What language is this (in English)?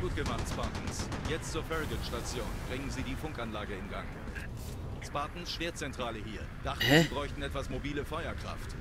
German